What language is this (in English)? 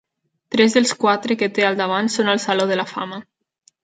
Catalan